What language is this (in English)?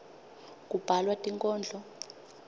Swati